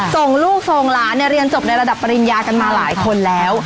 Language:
Thai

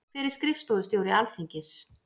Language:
Icelandic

